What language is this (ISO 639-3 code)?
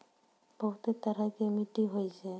mai